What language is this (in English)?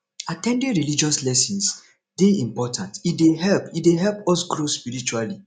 Nigerian Pidgin